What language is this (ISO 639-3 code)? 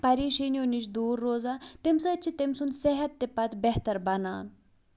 kas